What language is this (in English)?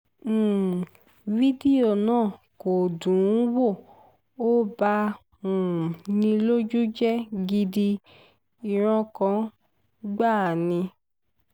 Yoruba